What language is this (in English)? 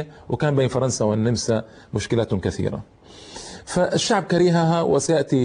Arabic